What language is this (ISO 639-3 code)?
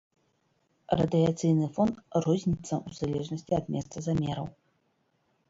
bel